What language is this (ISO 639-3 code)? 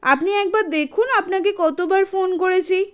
ben